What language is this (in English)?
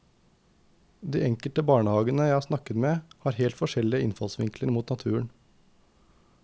Norwegian